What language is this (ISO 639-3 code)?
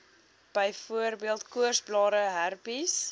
afr